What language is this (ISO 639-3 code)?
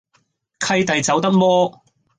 yue